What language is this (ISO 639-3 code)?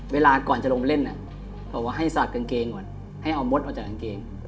tha